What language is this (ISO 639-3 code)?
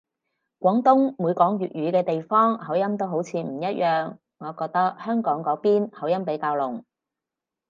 yue